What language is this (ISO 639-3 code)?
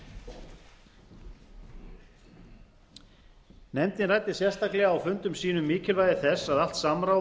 isl